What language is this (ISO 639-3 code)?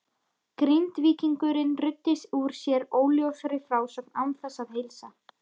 isl